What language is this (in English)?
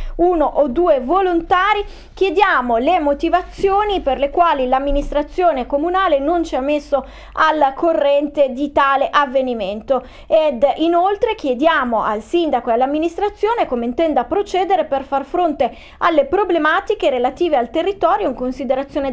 Italian